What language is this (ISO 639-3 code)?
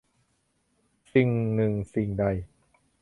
tha